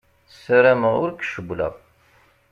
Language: Kabyle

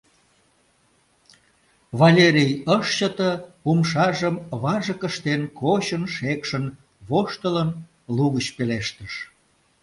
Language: Mari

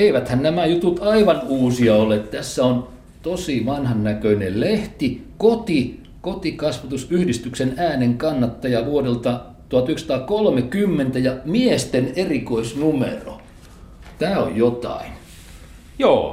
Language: Finnish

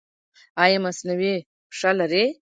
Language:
Pashto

